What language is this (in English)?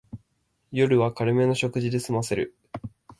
Japanese